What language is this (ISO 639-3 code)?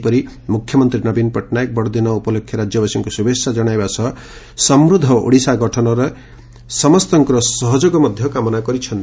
ori